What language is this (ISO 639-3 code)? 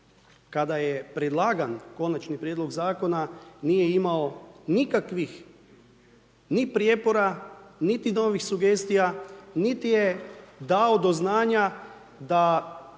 hrv